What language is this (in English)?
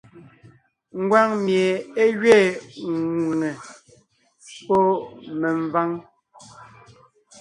Ngiemboon